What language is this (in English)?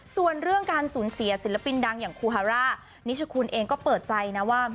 Thai